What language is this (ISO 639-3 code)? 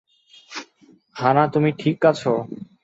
ben